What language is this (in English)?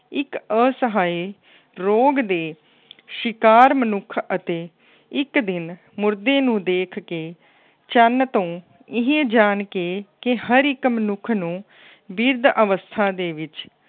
Punjabi